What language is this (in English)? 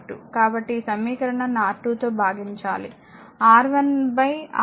Telugu